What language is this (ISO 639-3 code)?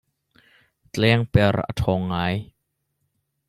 cnh